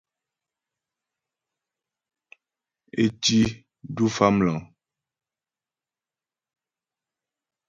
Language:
Ghomala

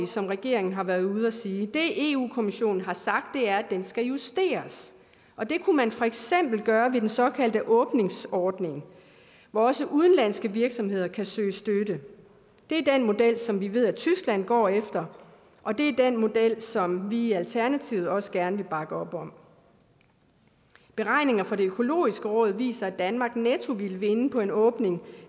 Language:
Danish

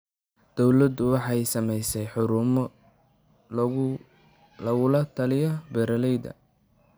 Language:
Somali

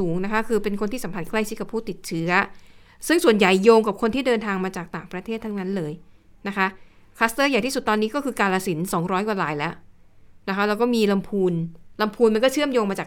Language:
Thai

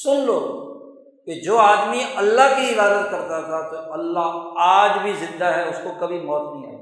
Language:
Urdu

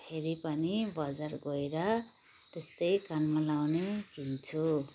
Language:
Nepali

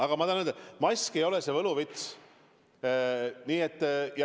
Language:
Estonian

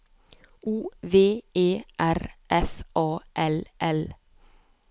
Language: Norwegian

